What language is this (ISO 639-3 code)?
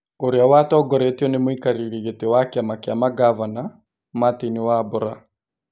kik